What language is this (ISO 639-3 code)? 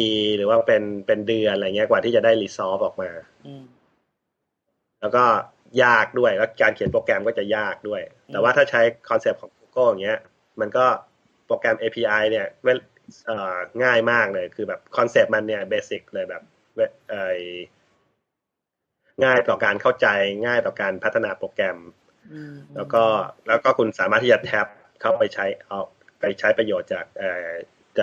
tha